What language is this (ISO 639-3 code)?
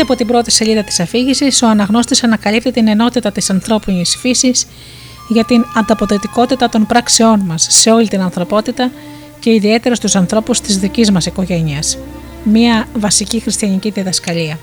ell